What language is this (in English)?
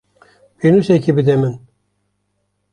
Kurdish